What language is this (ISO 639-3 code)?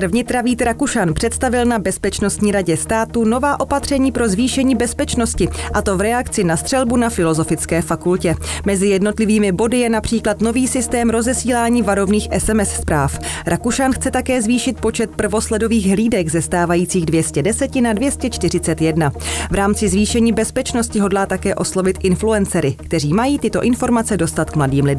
ces